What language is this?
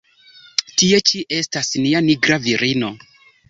Esperanto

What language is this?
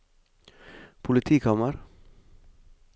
Norwegian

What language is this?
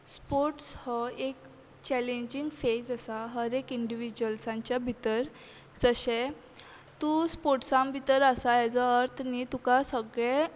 Konkani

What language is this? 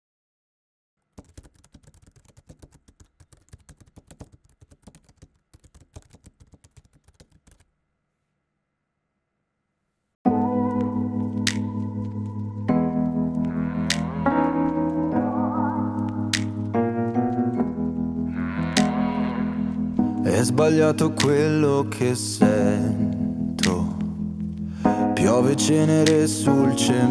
Italian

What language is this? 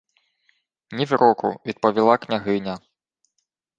Ukrainian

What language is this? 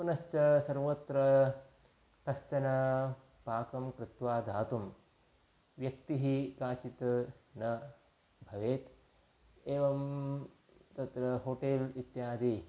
Sanskrit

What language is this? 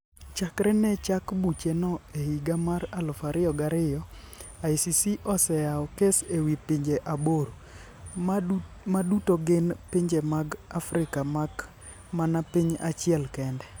Luo (Kenya and Tanzania)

